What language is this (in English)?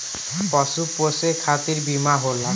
Bhojpuri